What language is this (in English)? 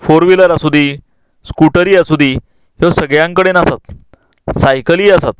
Konkani